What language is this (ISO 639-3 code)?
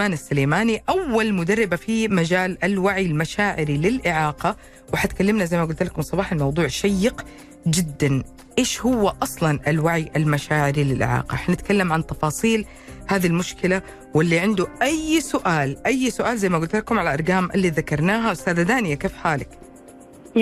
ara